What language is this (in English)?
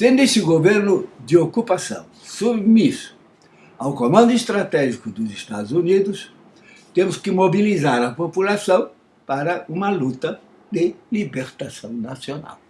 Portuguese